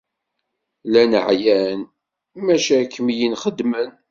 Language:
Kabyle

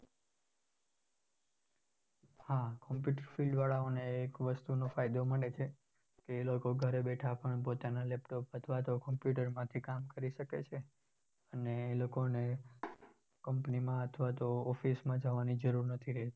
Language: Gujarati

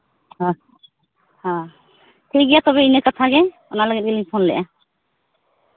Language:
Santali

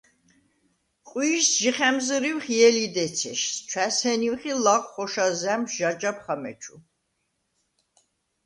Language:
Svan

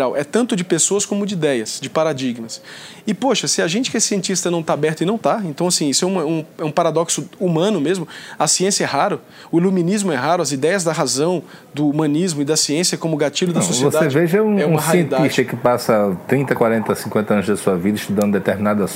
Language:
Portuguese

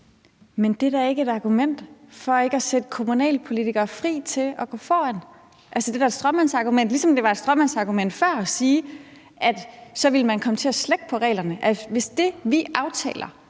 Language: Danish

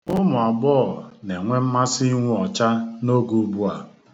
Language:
Igbo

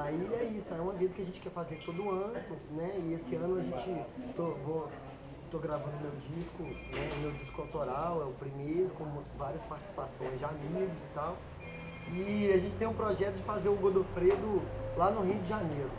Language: Portuguese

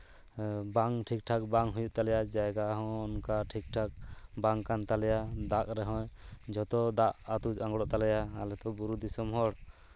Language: Santali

